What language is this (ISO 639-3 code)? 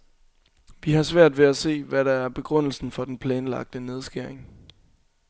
dan